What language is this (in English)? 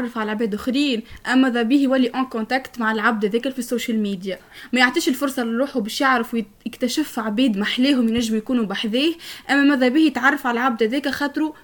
Arabic